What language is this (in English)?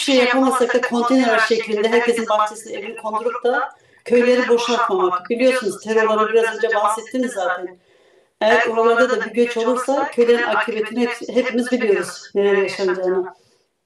Turkish